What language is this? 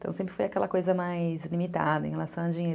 Portuguese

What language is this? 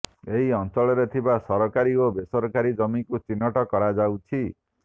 Odia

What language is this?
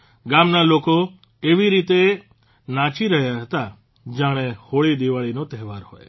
Gujarati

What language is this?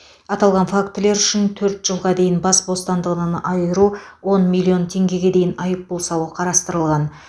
Kazakh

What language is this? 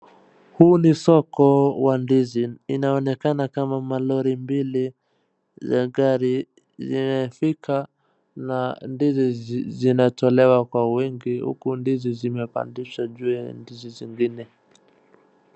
Swahili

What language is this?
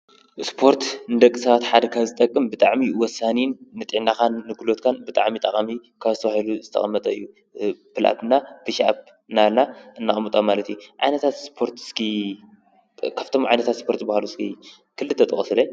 Tigrinya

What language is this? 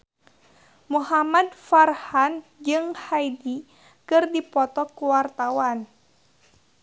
Sundanese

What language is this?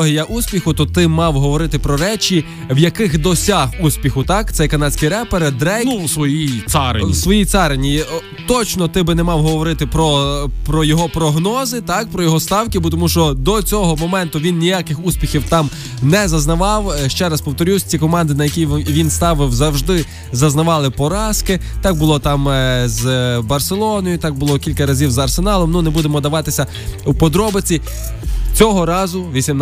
Ukrainian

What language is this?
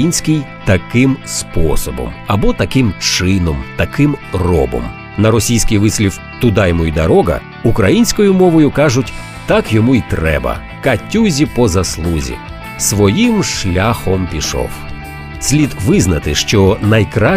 Ukrainian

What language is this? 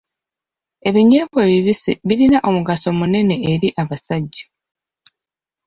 Ganda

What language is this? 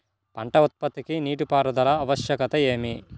Telugu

